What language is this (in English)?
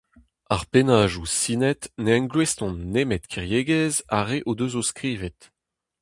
Breton